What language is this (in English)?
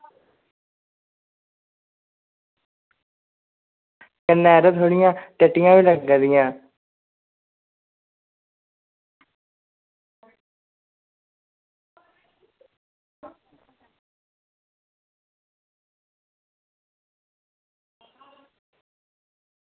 Dogri